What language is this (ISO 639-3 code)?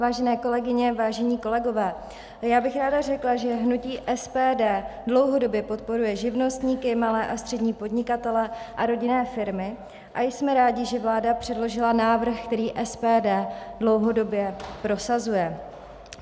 ces